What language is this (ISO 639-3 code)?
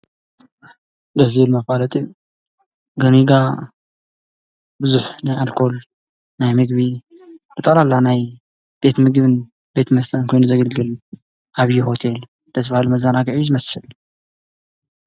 tir